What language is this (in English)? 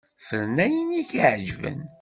Kabyle